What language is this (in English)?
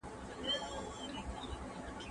Pashto